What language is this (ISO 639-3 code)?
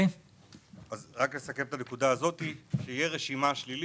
heb